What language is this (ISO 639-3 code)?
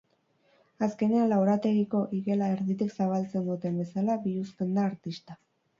eus